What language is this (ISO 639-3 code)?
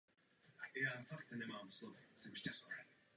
ces